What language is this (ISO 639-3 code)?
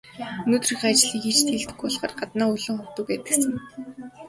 mon